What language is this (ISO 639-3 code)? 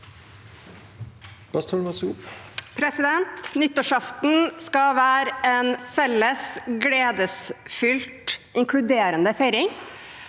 nor